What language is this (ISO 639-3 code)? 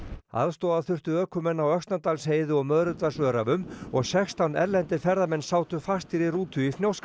isl